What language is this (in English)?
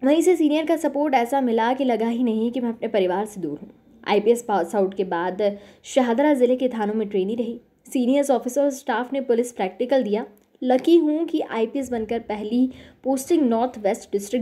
Hindi